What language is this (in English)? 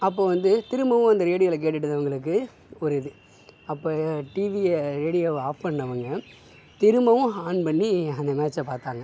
Tamil